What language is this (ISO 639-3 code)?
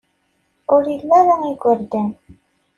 kab